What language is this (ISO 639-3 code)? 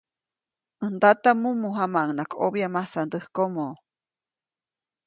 zoc